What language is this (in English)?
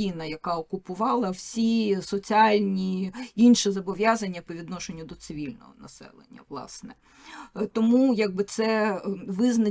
Ukrainian